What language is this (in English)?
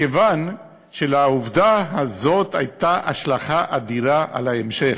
Hebrew